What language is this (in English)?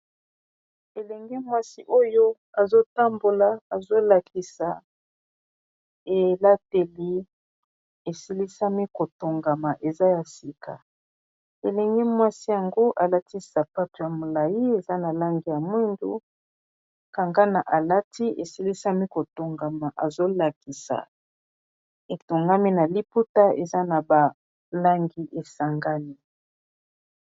Lingala